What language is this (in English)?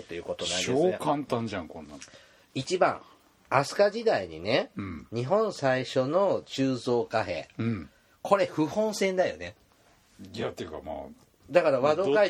Japanese